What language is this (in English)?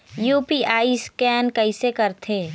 Chhattisgarhi